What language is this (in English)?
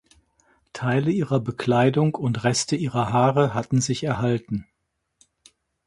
German